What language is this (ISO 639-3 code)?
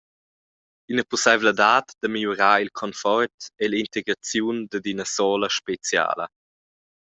roh